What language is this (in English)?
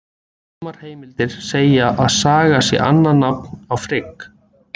Icelandic